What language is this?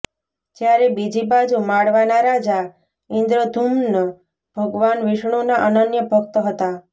Gujarati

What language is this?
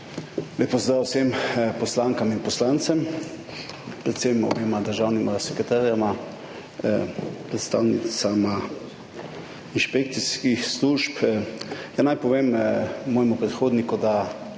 Slovenian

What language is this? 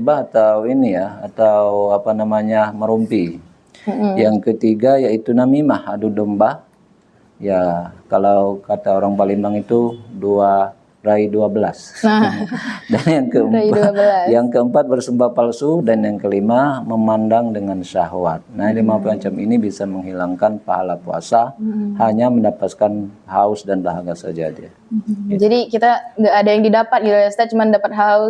Indonesian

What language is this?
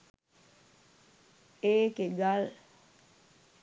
Sinhala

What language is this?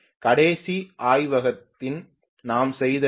Tamil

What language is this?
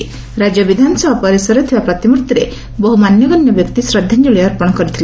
Odia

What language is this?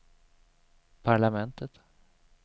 Swedish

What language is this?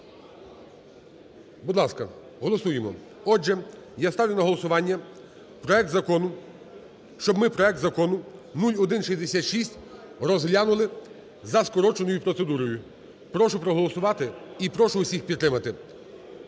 Ukrainian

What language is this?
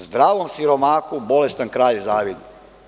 Serbian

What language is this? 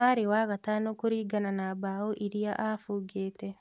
Kikuyu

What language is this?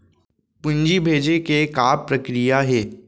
Chhattisgarhi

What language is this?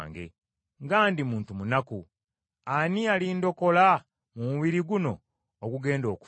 Ganda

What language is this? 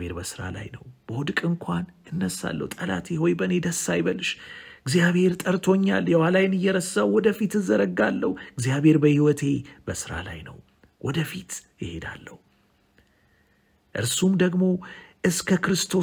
Arabic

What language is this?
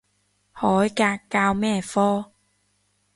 Cantonese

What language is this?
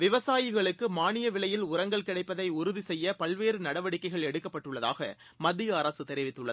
Tamil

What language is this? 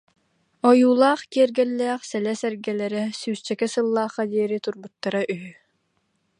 Yakut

